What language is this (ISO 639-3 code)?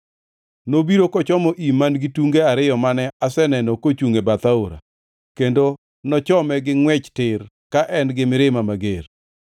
luo